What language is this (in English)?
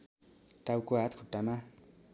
Nepali